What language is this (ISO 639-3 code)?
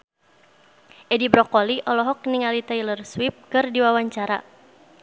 sun